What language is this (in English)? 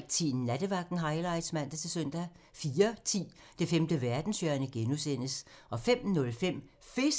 Danish